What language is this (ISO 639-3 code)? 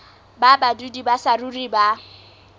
sot